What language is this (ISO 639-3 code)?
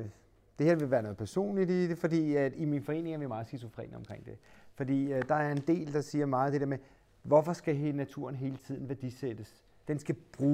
dan